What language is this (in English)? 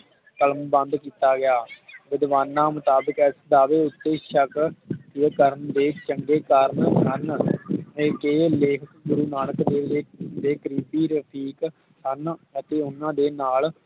Punjabi